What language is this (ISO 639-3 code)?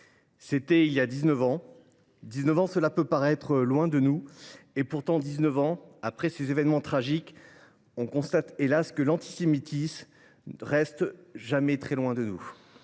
fra